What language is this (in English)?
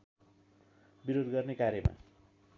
Nepali